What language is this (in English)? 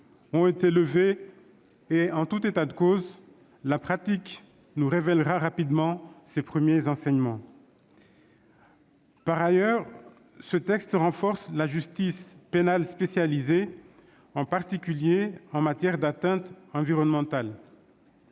French